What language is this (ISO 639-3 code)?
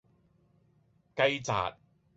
yue